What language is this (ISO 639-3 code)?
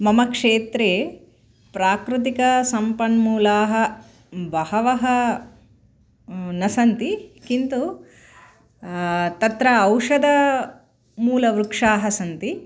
san